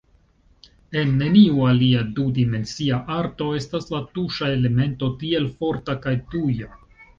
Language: Esperanto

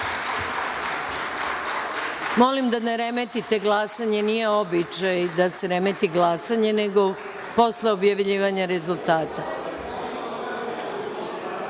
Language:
Serbian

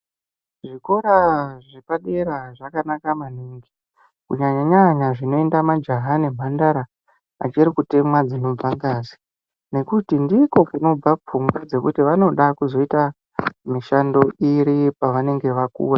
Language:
Ndau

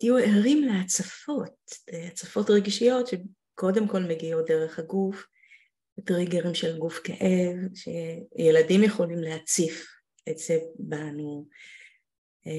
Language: Hebrew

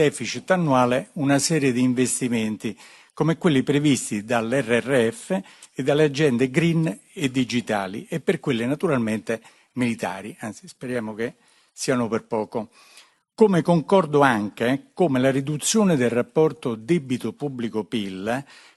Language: Italian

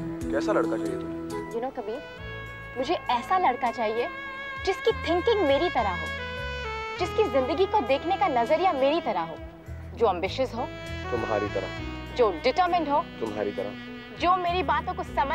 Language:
Hindi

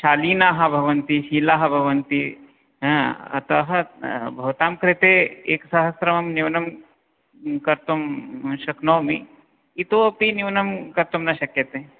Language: Sanskrit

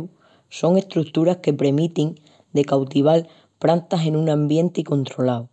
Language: Extremaduran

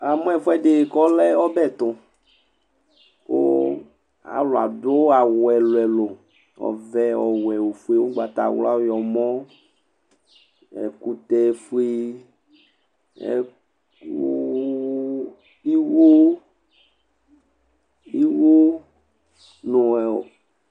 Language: Ikposo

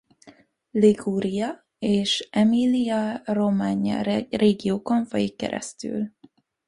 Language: Hungarian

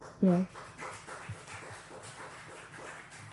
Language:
Welsh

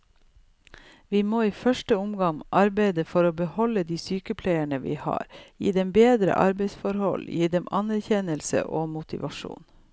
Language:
Norwegian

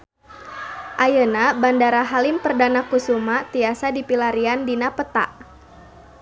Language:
Sundanese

